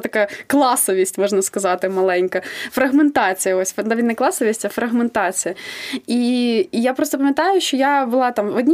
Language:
Ukrainian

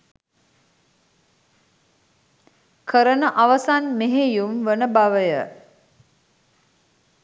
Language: Sinhala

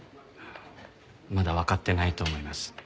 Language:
Japanese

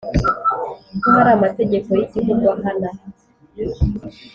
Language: Kinyarwanda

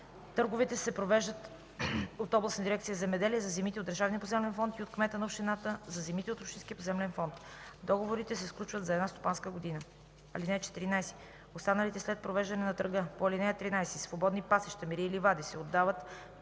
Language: Bulgarian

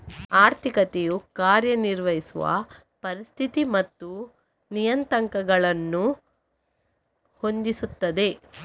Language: Kannada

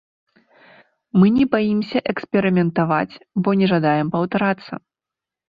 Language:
Belarusian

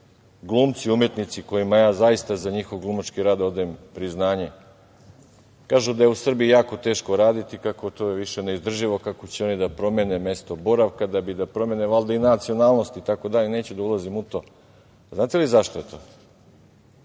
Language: Serbian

